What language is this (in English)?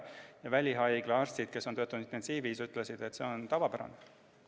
Estonian